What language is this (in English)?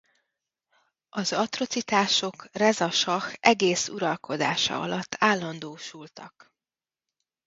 Hungarian